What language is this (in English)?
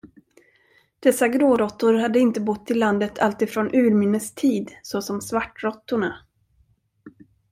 Swedish